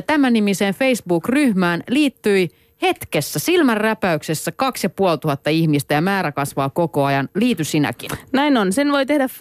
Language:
Finnish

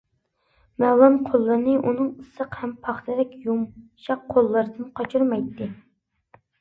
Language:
Uyghur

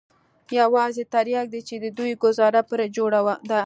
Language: Pashto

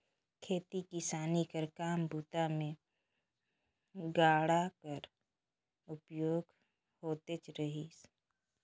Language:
Chhattisgarhi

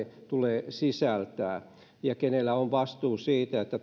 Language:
Finnish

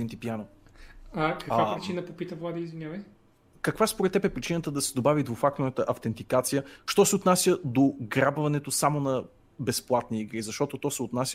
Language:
Bulgarian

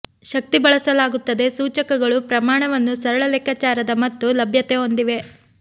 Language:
Kannada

